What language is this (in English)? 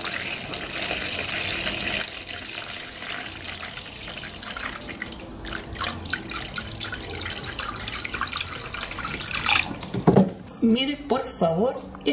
Spanish